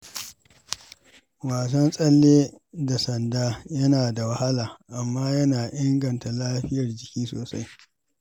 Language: Hausa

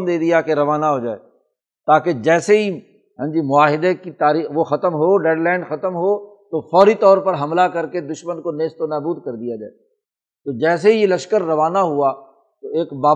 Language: Urdu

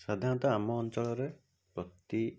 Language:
Odia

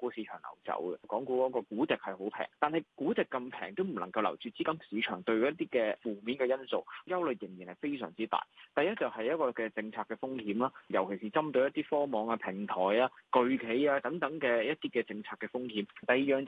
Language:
Chinese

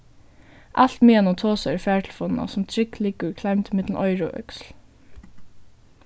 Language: Faroese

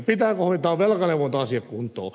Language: Finnish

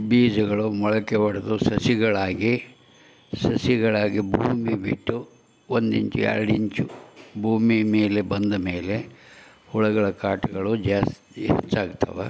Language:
Kannada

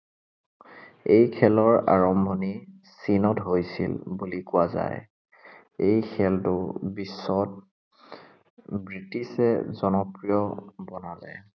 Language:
Assamese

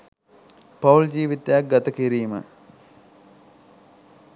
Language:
Sinhala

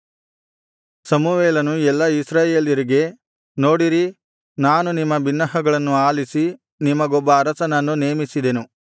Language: Kannada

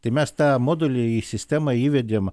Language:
Lithuanian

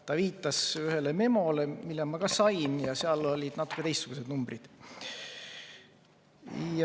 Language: Estonian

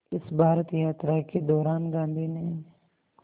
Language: Hindi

